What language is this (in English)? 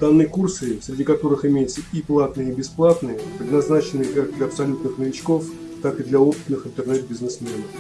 Russian